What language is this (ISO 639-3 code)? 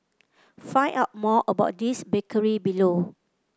eng